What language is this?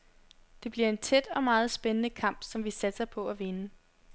Danish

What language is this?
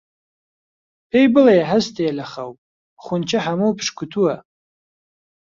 Central Kurdish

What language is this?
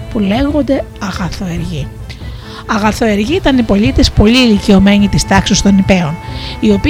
Greek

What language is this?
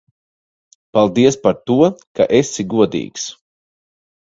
Latvian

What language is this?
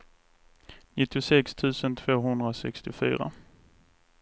Swedish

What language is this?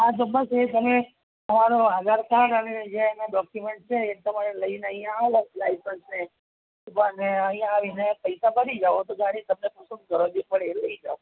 Gujarati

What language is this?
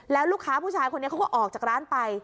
Thai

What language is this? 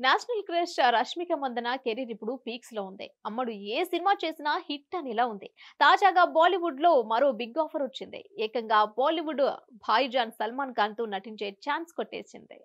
Telugu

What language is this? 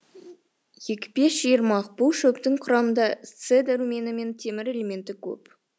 Kazakh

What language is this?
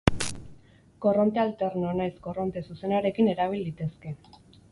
Basque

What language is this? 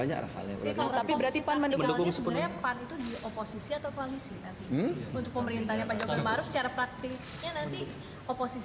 Indonesian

